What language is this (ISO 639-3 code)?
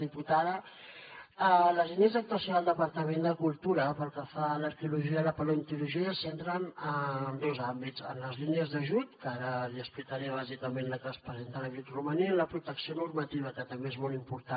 cat